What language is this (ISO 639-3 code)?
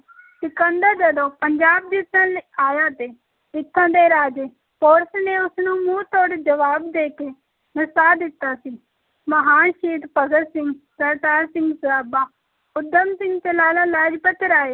pan